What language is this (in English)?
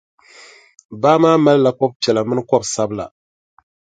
Dagbani